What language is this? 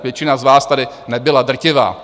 Czech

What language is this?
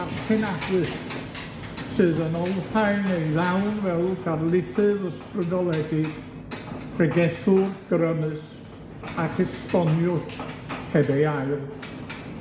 Welsh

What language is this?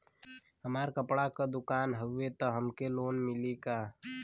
Bhojpuri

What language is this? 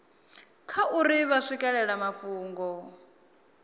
Venda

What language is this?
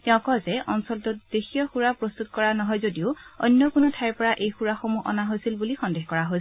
Assamese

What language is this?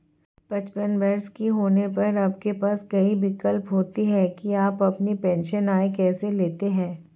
Hindi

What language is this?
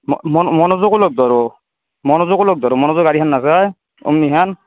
Assamese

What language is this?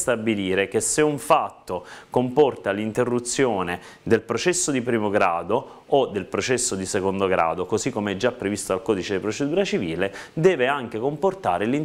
Italian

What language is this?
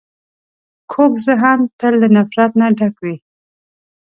Pashto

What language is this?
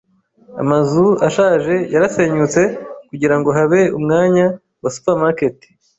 Kinyarwanda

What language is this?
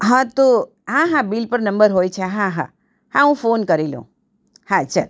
Gujarati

